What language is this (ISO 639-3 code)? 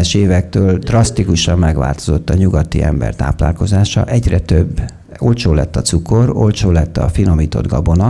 hun